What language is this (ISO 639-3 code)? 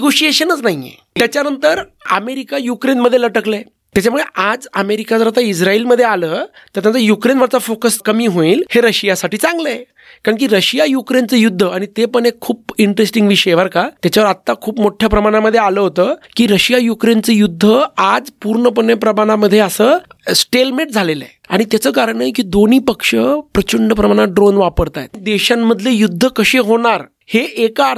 mar